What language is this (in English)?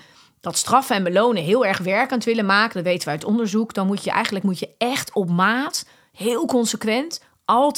Dutch